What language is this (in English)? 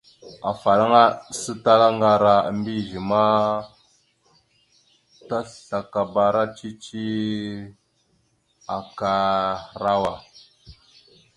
Mada (Cameroon)